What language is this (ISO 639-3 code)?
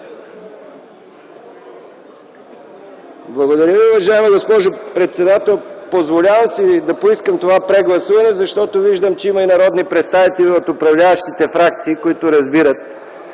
bul